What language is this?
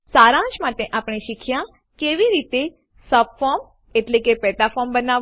Gujarati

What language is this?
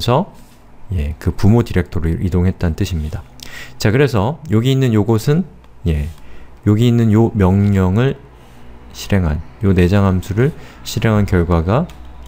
Korean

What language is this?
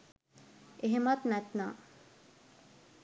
Sinhala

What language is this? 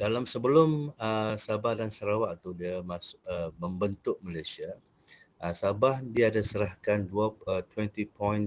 Malay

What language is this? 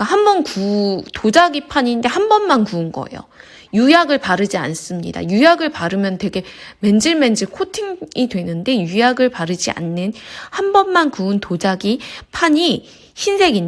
Korean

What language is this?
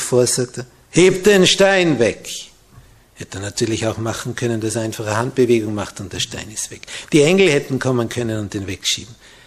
German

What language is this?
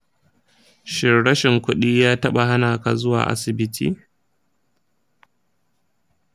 Hausa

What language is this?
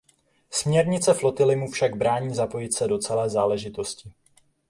Czech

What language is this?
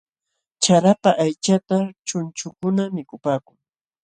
Jauja Wanca Quechua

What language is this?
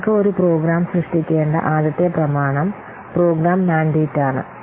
Malayalam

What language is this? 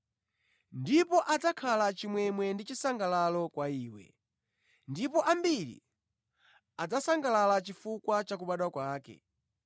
Nyanja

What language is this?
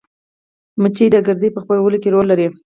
Pashto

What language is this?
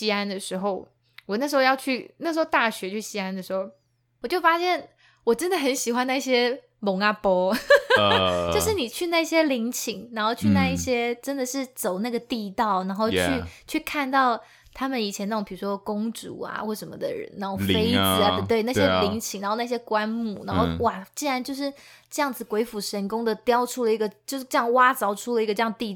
Chinese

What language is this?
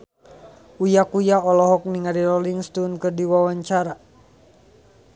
Sundanese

